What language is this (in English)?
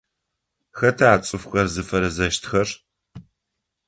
Adyghe